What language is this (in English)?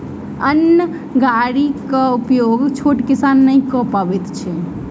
Maithili